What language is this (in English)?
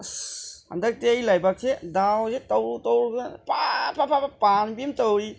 Manipuri